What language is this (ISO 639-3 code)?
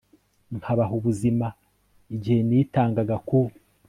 kin